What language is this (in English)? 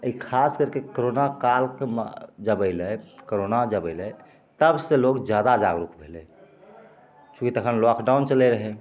Maithili